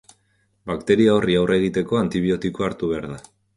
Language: Basque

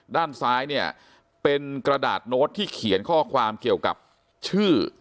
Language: Thai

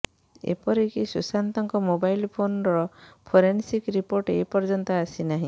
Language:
Odia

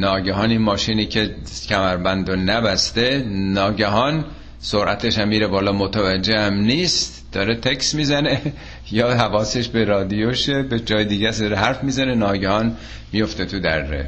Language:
Persian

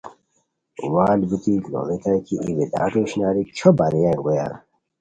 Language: Khowar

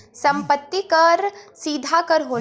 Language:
Bhojpuri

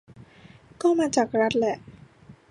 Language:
Thai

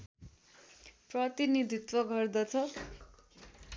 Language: Nepali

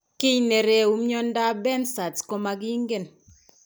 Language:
Kalenjin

